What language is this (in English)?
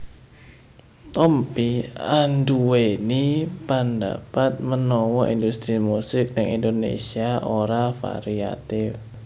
Javanese